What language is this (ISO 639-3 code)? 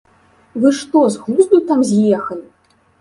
bel